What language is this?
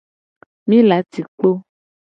Gen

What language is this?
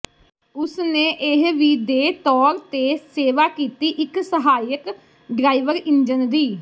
Punjabi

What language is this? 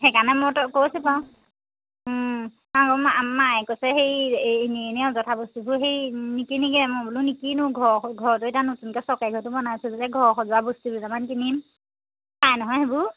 Assamese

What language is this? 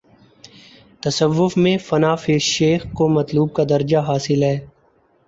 Urdu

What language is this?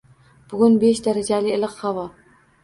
Uzbek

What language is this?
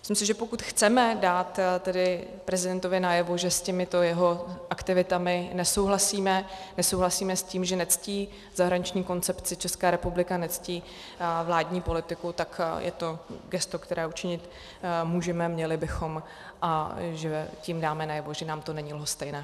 Czech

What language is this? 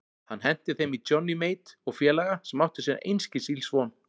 Icelandic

